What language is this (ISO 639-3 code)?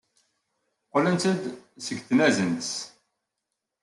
kab